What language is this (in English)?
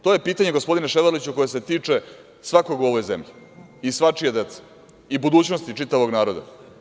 Serbian